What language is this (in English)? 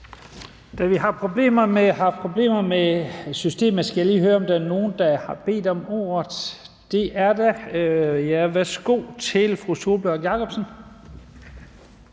Danish